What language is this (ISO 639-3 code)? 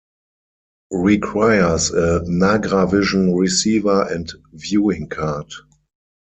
eng